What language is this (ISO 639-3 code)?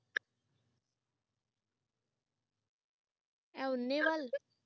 pan